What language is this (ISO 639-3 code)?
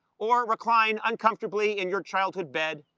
eng